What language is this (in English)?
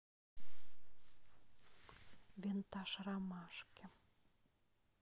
Russian